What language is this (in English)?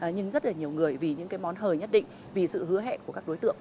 Vietnamese